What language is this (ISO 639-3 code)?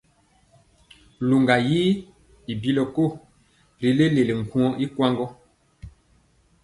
mcx